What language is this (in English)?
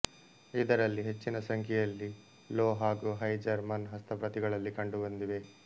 Kannada